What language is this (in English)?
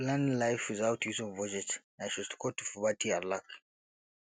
Nigerian Pidgin